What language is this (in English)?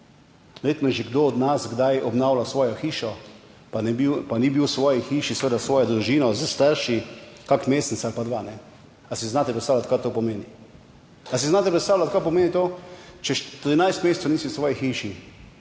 Slovenian